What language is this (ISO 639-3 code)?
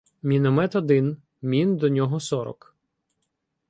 ukr